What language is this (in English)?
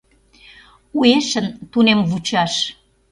Mari